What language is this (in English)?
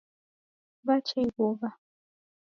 Taita